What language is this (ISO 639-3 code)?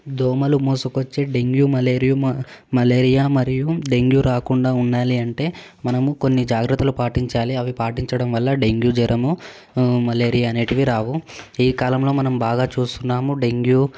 tel